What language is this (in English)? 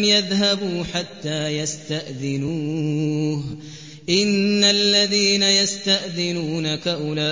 Arabic